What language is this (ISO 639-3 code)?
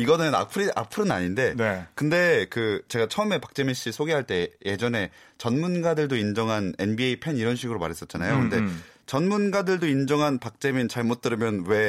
kor